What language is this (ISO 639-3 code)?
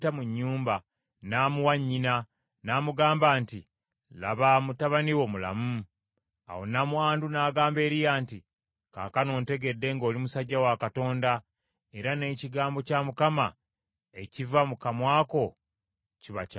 lug